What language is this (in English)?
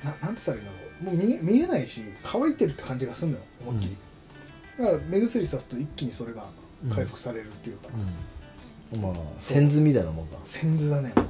Japanese